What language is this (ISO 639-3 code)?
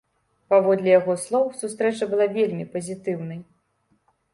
bel